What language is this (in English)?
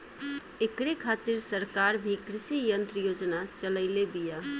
Bhojpuri